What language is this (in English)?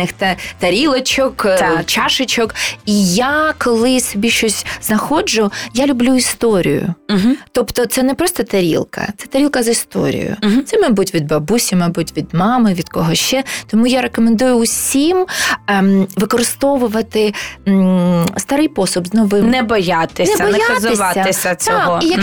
Ukrainian